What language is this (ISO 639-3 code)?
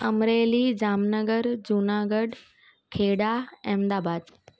snd